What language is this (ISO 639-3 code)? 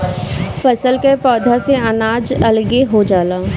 bho